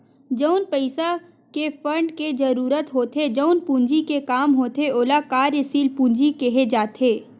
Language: Chhattisgarhi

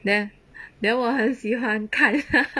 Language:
English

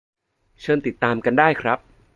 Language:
Thai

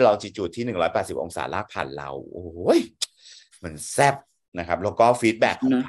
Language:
Thai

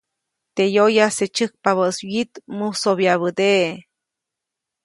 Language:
Copainalá Zoque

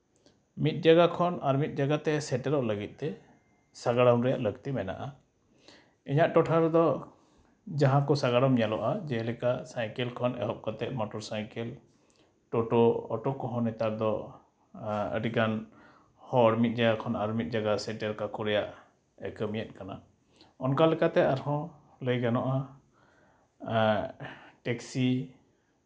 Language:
Santali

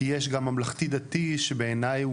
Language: Hebrew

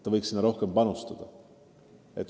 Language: Estonian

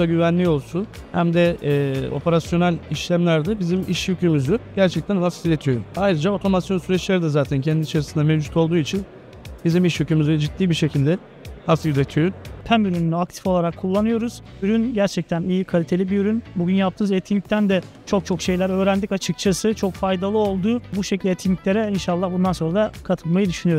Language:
Turkish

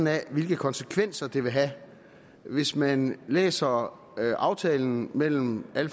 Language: Danish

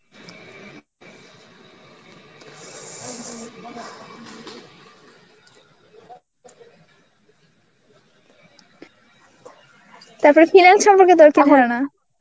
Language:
Bangla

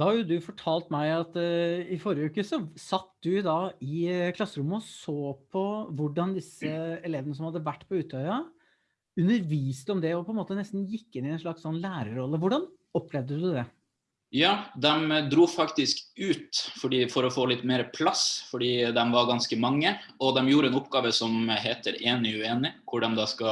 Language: Norwegian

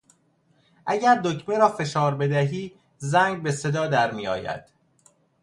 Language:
Persian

